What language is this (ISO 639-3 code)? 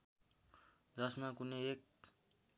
nep